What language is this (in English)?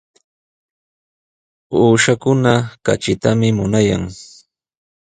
Sihuas Ancash Quechua